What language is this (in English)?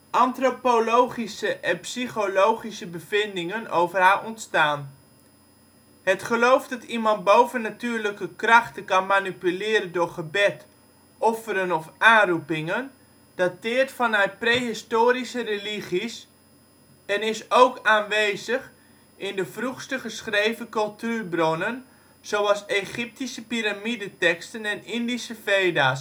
Dutch